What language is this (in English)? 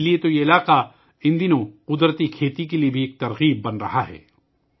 Urdu